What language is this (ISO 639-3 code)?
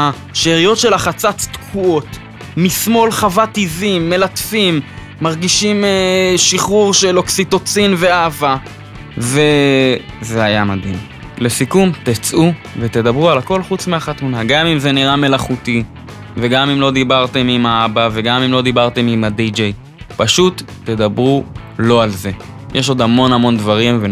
heb